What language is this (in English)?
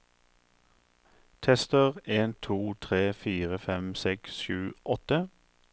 Norwegian